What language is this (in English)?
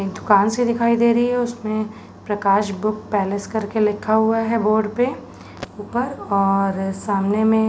Hindi